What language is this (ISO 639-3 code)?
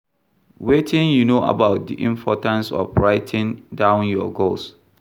pcm